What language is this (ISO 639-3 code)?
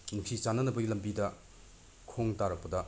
mni